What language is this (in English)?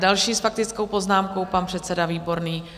Czech